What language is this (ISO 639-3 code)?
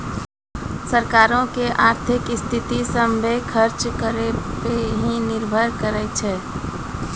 mai